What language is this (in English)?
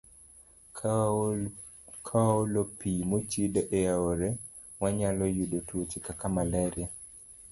Luo (Kenya and Tanzania)